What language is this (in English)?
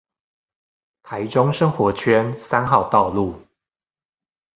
Chinese